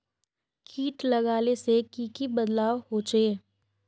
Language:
Magahi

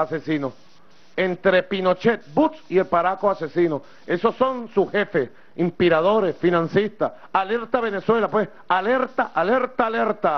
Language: Spanish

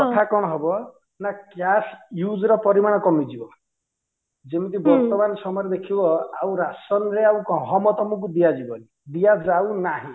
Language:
Odia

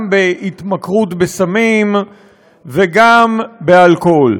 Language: Hebrew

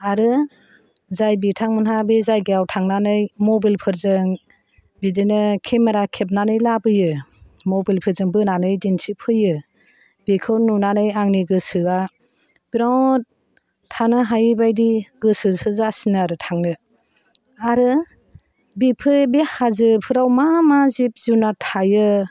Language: Bodo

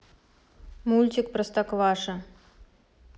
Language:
Russian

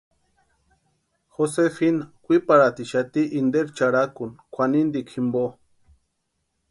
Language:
Western Highland Purepecha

